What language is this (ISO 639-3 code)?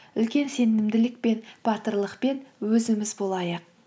kaz